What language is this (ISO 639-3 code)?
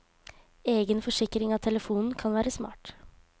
nor